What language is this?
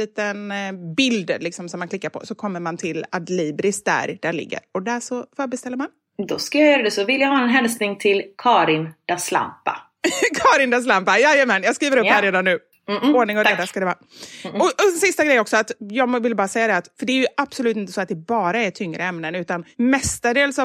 Swedish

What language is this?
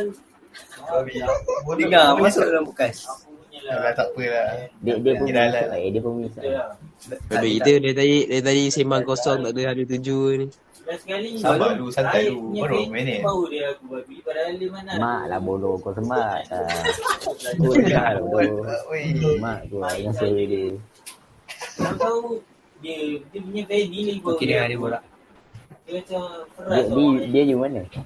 Malay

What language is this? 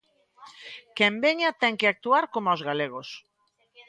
Galician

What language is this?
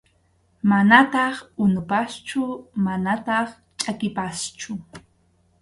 Arequipa-La Unión Quechua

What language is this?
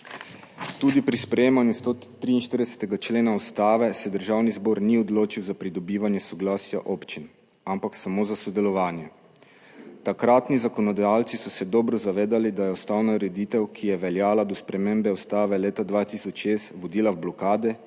Slovenian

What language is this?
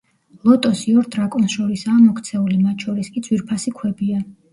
Georgian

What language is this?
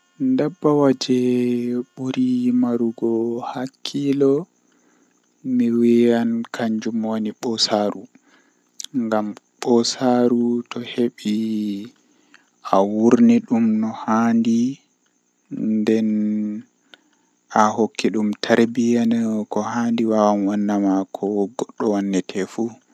Western Niger Fulfulde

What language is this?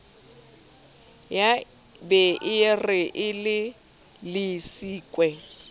Southern Sotho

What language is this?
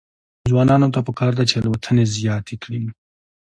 Pashto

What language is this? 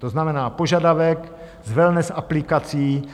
Czech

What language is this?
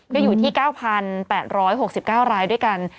Thai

